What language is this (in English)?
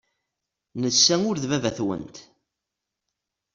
Kabyle